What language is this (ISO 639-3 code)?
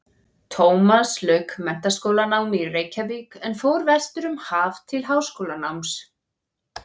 isl